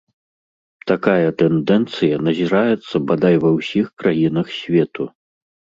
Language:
Belarusian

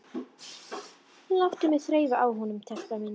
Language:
Icelandic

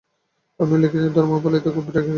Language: Bangla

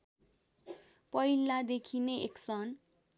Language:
Nepali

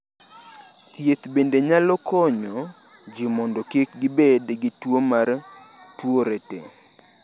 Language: Luo (Kenya and Tanzania)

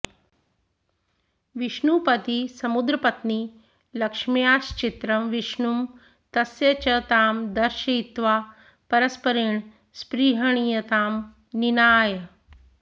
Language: Sanskrit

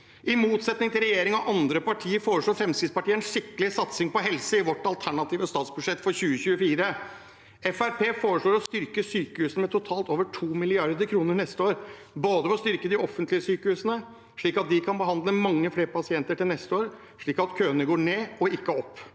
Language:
Norwegian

